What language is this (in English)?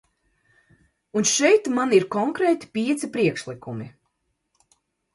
Latvian